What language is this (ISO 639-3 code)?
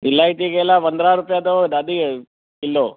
snd